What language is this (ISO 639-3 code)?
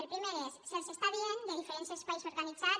cat